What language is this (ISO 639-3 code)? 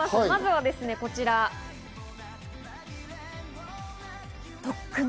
jpn